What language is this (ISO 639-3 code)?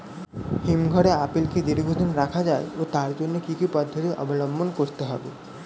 ben